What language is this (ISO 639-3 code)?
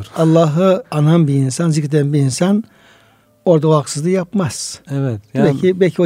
tur